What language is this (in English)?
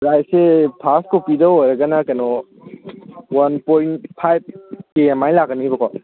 Manipuri